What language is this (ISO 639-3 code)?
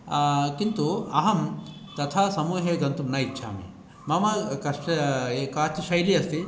san